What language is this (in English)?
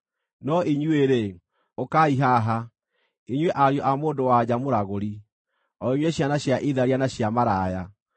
Kikuyu